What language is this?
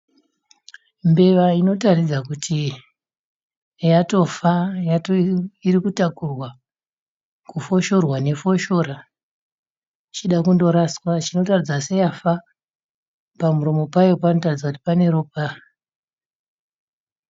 Shona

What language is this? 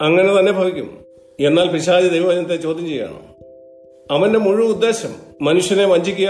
Malayalam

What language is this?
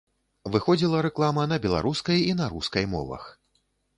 Belarusian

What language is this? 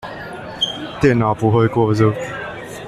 Chinese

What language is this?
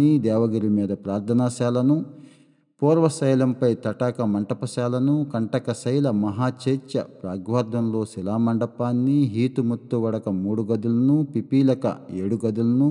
Telugu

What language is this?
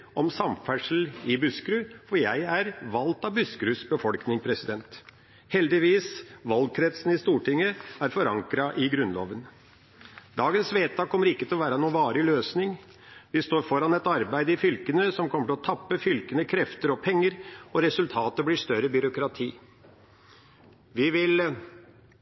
Norwegian Bokmål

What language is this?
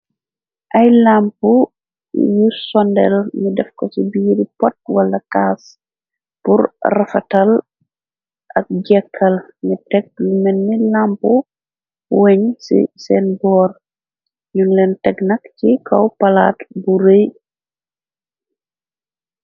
Wolof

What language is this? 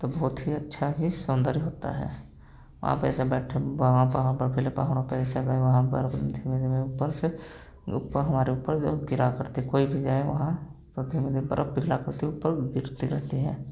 Hindi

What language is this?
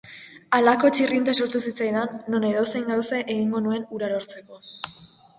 Basque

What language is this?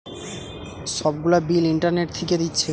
Bangla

